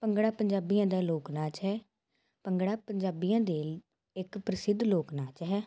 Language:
Punjabi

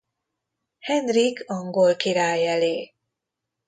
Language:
Hungarian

